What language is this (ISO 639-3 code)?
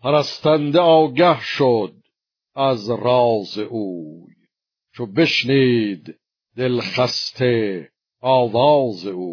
fas